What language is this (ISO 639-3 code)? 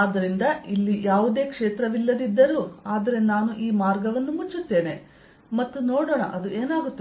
kan